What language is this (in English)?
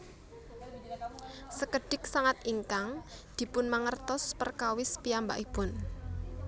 Javanese